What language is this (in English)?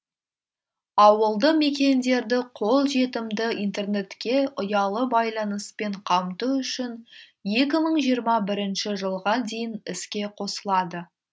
Kazakh